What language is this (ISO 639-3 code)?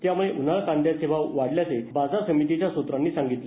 mar